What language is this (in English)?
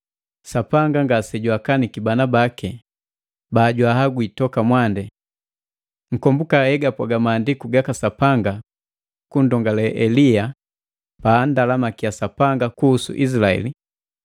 Matengo